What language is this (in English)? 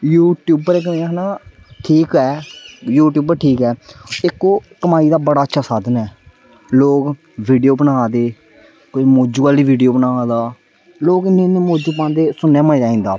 Dogri